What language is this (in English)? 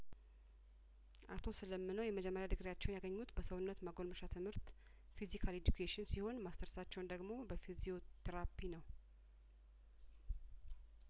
Amharic